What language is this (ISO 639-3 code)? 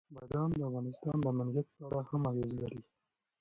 pus